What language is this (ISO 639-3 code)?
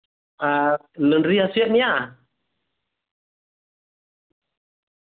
sat